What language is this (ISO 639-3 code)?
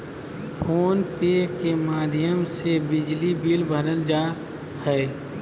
mag